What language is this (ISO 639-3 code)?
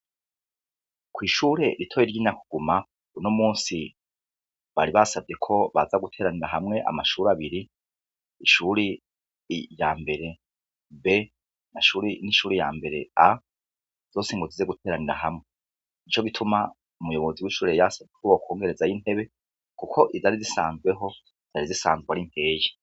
run